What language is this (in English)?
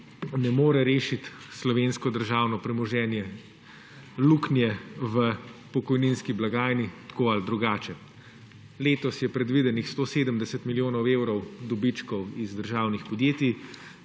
Slovenian